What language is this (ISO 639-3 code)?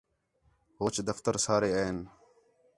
xhe